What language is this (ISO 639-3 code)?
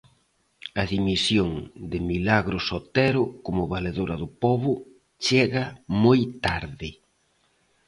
glg